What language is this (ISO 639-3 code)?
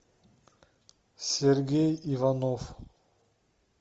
rus